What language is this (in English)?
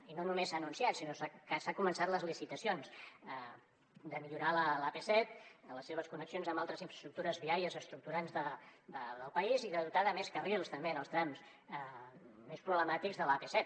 Catalan